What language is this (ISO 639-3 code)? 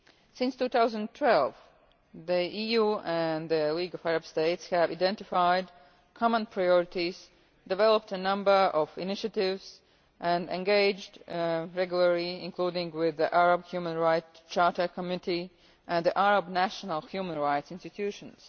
eng